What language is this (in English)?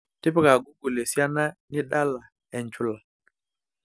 Masai